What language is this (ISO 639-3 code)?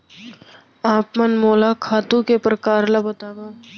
hne